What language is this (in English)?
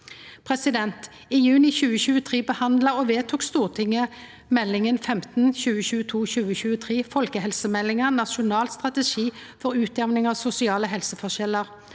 Norwegian